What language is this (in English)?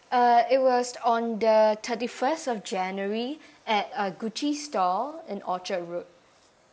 English